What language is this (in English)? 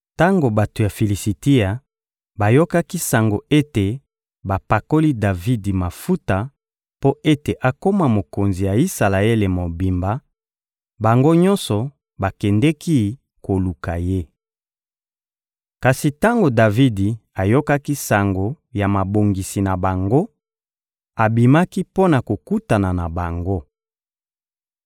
Lingala